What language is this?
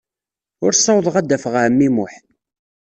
Kabyle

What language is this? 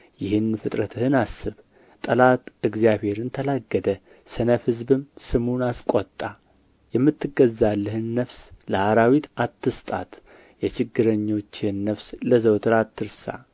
Amharic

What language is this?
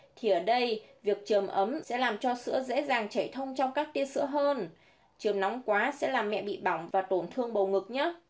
Vietnamese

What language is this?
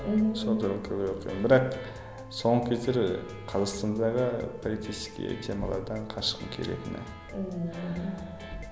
Kazakh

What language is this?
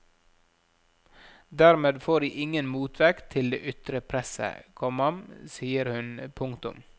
Norwegian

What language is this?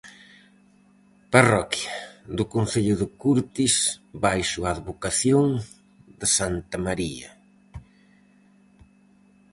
Galician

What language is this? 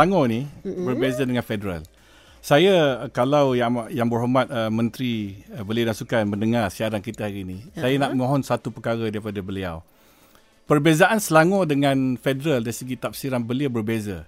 Malay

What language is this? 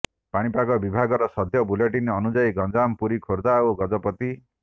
Odia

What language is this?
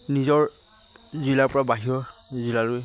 Assamese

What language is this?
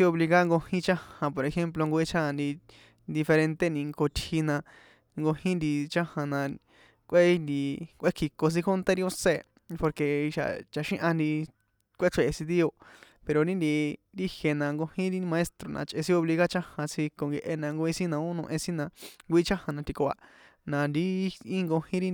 San Juan Atzingo Popoloca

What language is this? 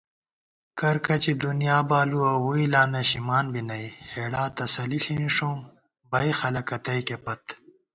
Gawar-Bati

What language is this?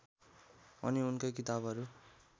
Nepali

